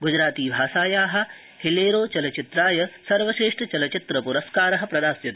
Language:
Sanskrit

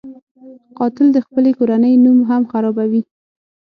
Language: Pashto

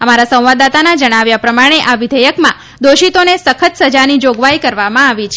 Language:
Gujarati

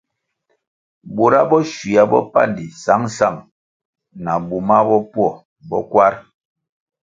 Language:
Kwasio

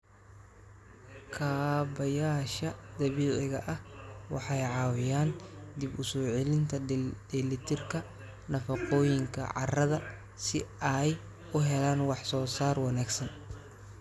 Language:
Somali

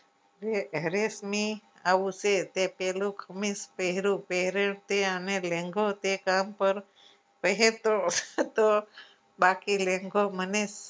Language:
Gujarati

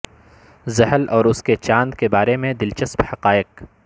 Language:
Urdu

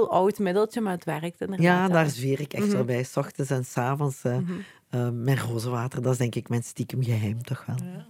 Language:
Dutch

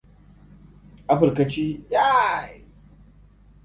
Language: Hausa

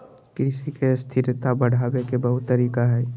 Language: Magahi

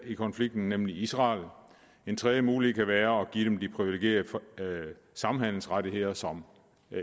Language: Danish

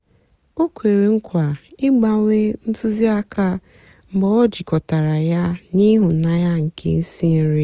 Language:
Igbo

